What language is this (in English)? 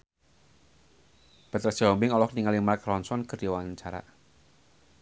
Sundanese